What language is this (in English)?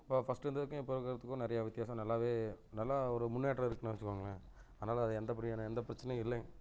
Tamil